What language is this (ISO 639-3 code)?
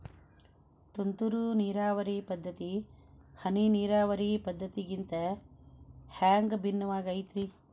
kan